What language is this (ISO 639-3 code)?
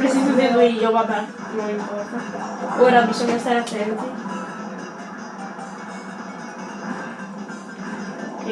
ita